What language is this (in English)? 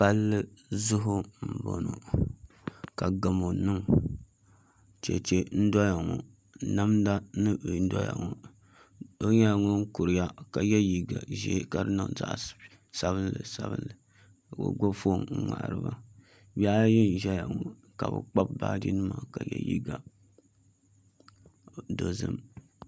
Dagbani